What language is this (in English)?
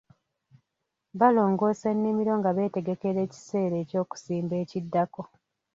Ganda